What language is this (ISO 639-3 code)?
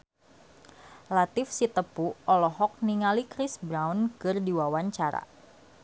sun